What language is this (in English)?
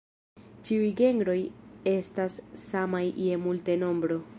Esperanto